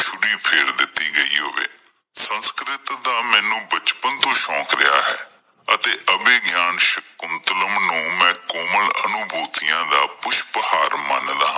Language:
Punjabi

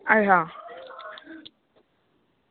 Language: Dogri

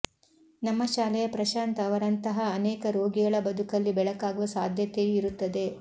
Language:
Kannada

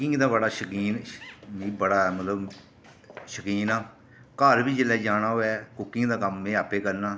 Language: Dogri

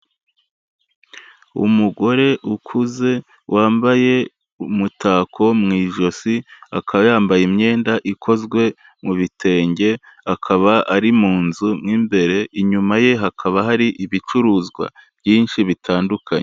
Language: Kinyarwanda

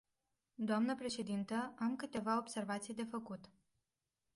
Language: Romanian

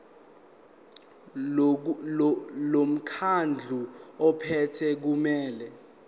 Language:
Zulu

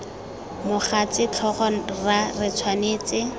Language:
Tswana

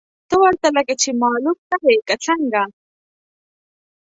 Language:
Pashto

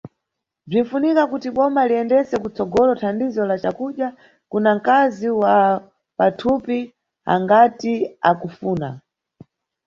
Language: Nyungwe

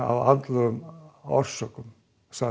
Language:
Icelandic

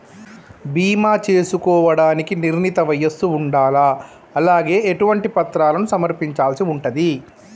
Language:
Telugu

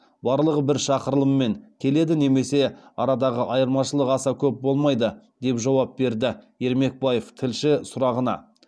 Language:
Kazakh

